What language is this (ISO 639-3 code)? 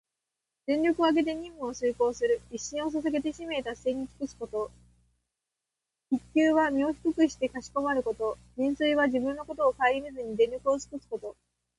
jpn